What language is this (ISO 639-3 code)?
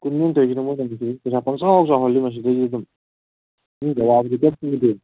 mni